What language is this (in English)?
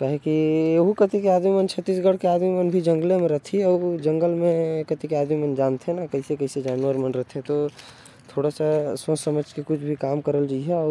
Korwa